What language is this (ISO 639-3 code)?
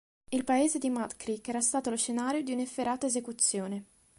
ita